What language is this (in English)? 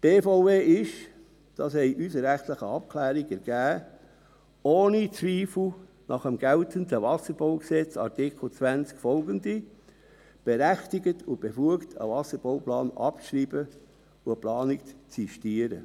Swiss German